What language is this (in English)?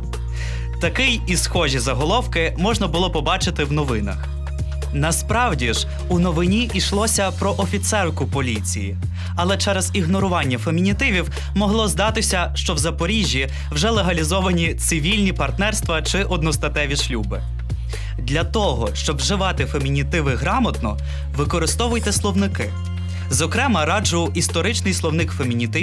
Ukrainian